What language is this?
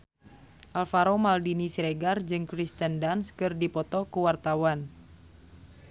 Sundanese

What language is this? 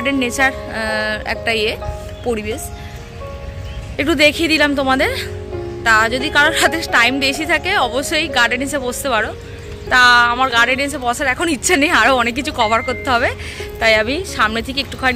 Hindi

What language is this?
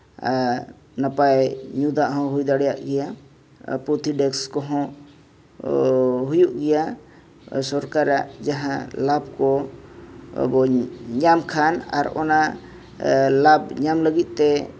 Santali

